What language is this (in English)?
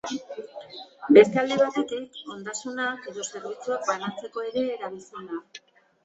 Basque